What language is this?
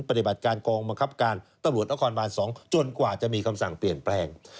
Thai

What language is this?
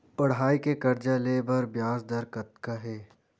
Chhattisgarhi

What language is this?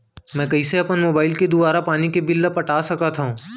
Chhattisgarhi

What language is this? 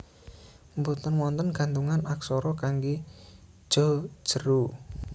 Javanese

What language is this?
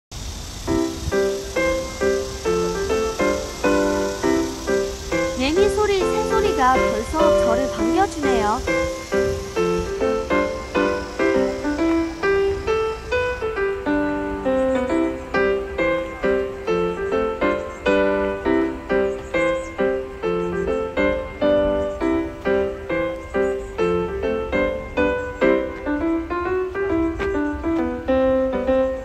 Korean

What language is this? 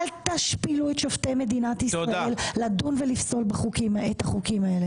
Hebrew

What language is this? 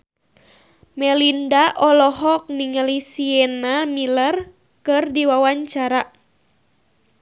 Sundanese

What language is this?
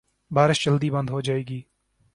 Urdu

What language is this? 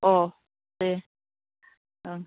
Bodo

